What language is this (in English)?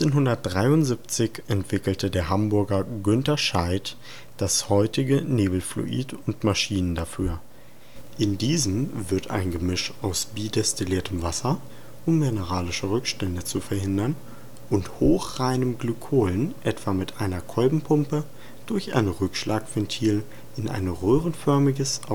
German